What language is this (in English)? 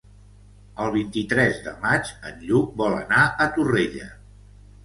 Catalan